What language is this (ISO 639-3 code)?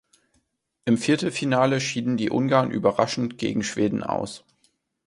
deu